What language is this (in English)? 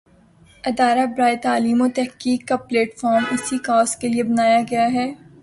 Urdu